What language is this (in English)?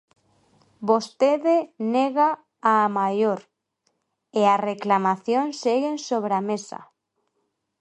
Galician